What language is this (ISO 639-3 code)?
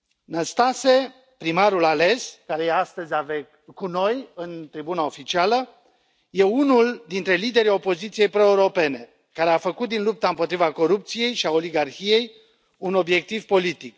ron